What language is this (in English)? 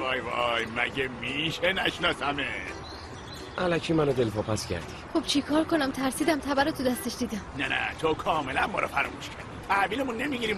Persian